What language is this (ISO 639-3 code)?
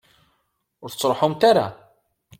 kab